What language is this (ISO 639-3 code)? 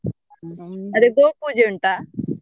kan